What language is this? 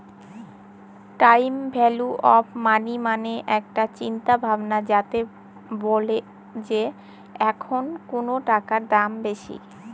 Bangla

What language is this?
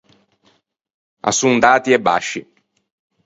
Ligurian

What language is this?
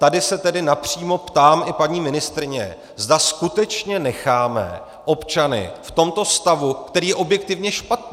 Czech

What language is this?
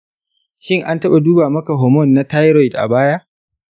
Hausa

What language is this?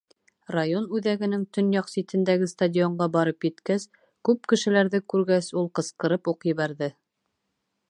Bashkir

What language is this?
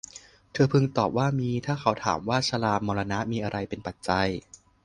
Thai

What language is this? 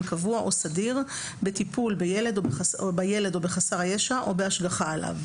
Hebrew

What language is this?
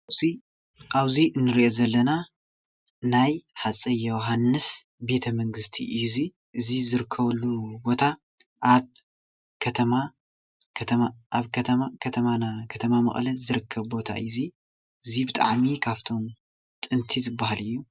Tigrinya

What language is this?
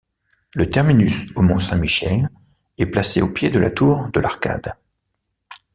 French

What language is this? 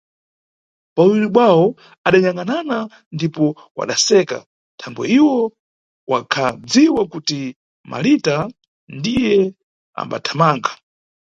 Nyungwe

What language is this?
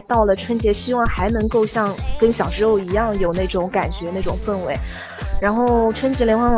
Chinese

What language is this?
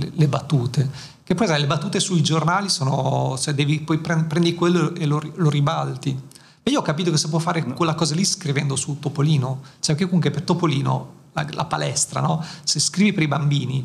Italian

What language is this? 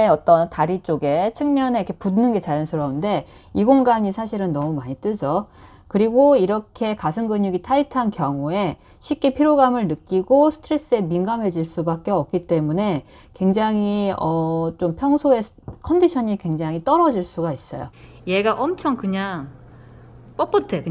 Korean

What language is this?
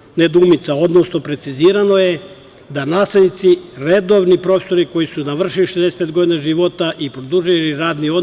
Serbian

